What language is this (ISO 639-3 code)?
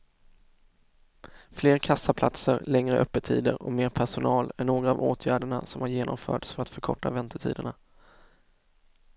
swe